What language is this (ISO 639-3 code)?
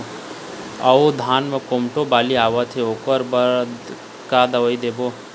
hne